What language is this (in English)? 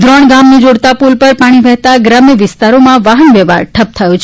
Gujarati